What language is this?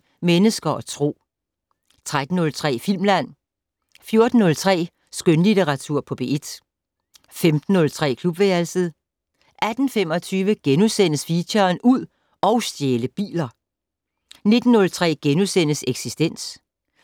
Danish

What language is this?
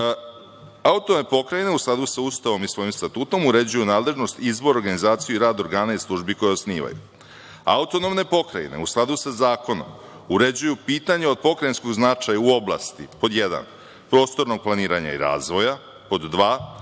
Serbian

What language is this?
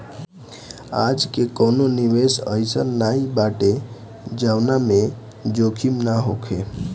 Bhojpuri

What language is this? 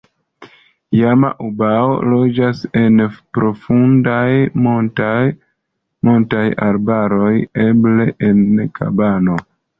Esperanto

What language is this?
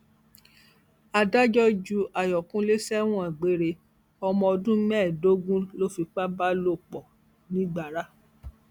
Yoruba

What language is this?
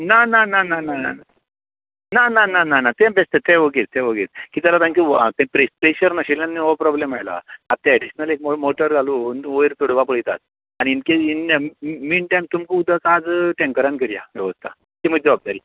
Konkani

